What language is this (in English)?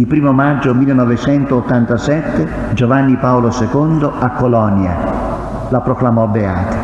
Italian